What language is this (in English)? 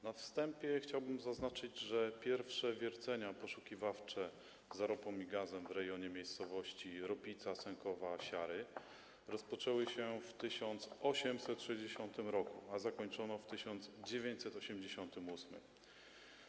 Polish